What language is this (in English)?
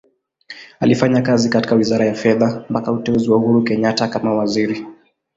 Swahili